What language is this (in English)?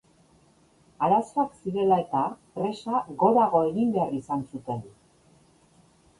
Basque